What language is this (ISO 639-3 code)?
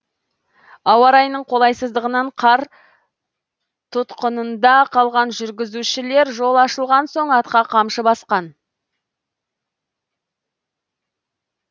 kaz